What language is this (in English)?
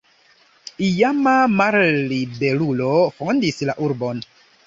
Esperanto